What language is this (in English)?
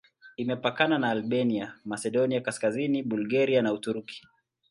Swahili